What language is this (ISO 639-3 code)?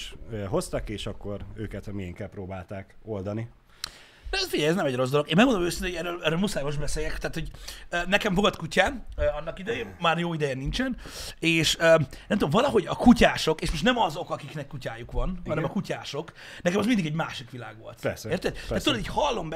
hun